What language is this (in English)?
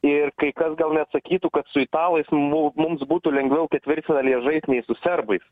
Lithuanian